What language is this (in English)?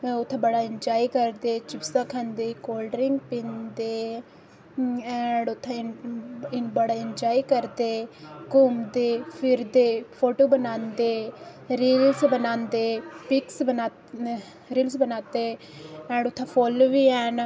Dogri